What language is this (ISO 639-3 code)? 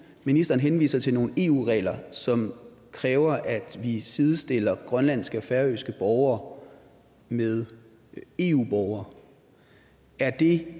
dan